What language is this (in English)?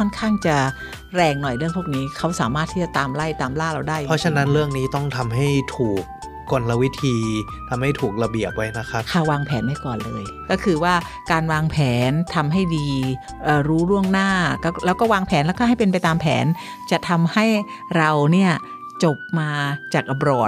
Thai